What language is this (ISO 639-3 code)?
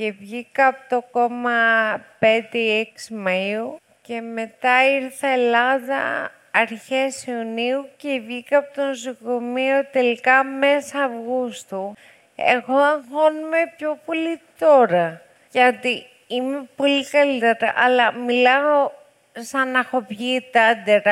ell